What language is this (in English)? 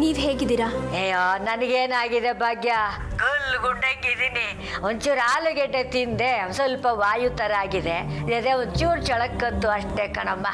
Kannada